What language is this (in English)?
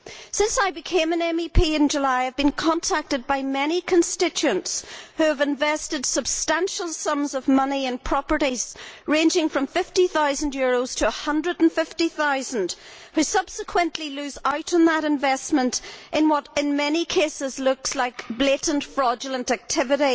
English